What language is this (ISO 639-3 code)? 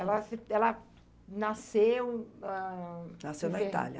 por